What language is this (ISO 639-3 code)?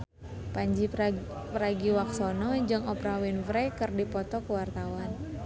sun